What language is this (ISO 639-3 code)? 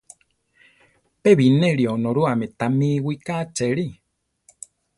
tar